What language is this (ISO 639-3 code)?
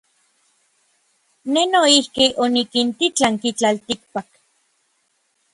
nlv